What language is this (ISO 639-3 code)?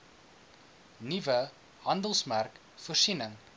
afr